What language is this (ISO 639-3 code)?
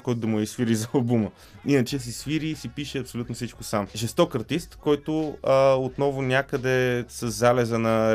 bul